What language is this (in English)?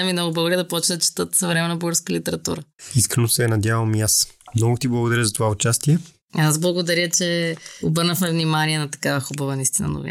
Bulgarian